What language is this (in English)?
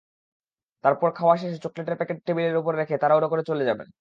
Bangla